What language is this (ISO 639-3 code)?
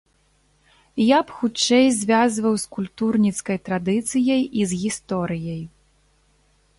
bel